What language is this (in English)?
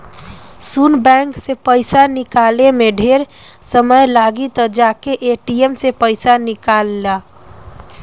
Bhojpuri